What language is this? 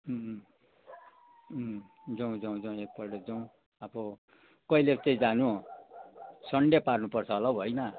Nepali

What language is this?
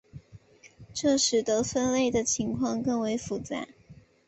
Chinese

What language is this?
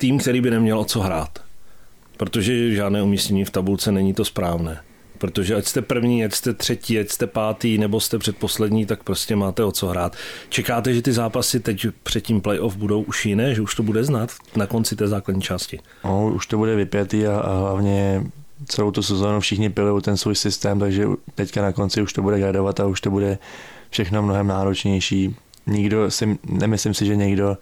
Czech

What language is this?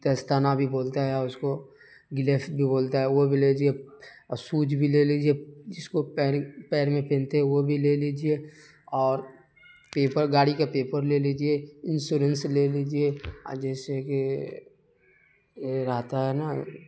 Urdu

